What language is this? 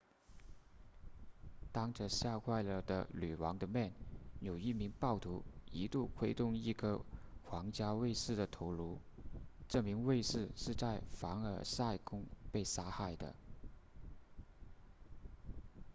Chinese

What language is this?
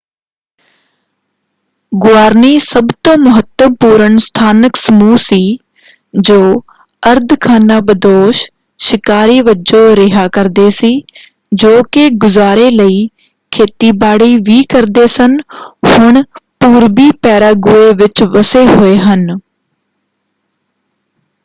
Punjabi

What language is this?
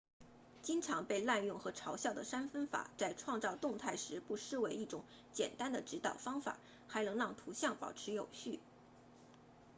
Chinese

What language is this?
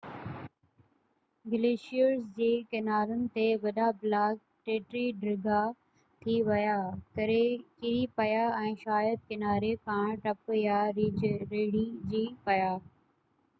Sindhi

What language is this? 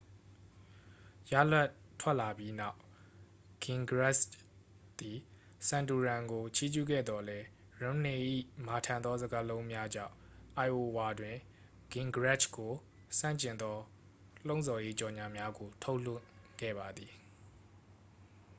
Burmese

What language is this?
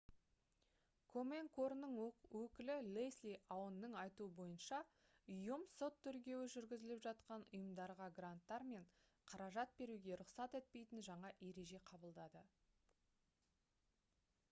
Kazakh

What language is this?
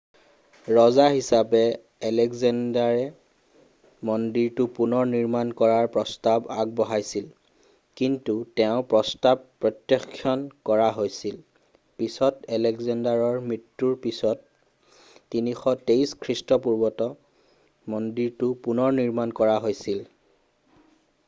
Assamese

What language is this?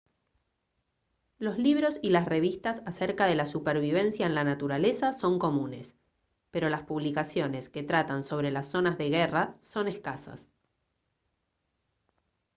Spanish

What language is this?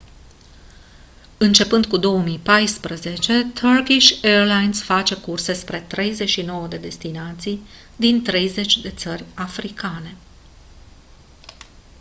Romanian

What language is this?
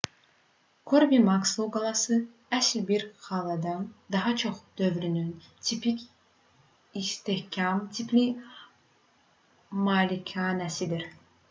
Azerbaijani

